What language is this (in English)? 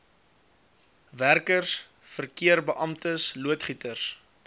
Afrikaans